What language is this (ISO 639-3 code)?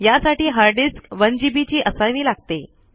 mar